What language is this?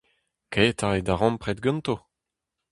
Breton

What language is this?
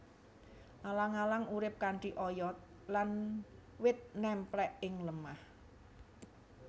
Javanese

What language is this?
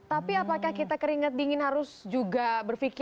Indonesian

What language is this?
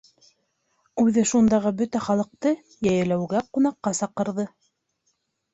Bashkir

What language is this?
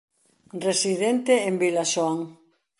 Galician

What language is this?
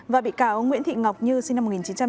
Vietnamese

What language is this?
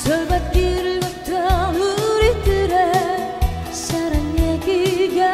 Korean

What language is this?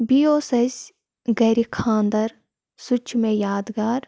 Kashmiri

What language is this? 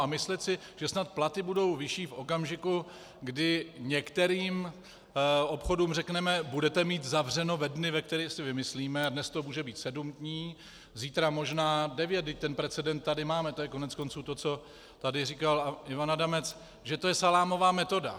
Czech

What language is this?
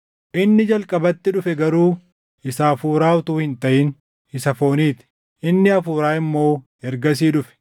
Oromo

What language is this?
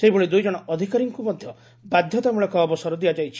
Odia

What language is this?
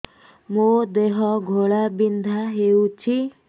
Odia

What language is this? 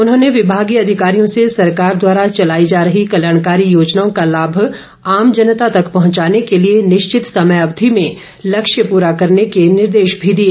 Hindi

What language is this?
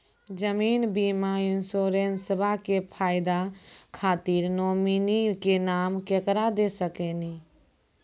Maithili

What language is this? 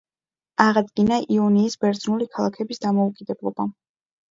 Georgian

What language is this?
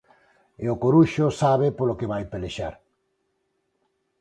Galician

